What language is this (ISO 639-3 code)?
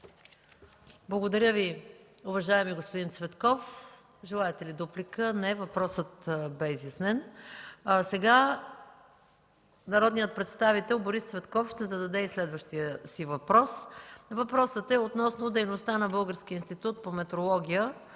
bul